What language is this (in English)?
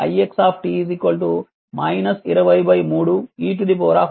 Telugu